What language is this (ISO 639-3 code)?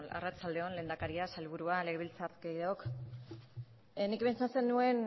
eus